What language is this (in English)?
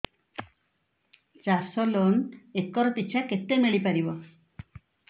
Odia